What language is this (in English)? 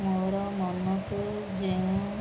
Odia